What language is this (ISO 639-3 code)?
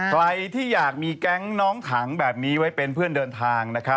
tha